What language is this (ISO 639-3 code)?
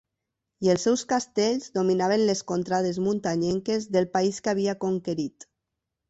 cat